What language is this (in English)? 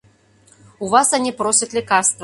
Mari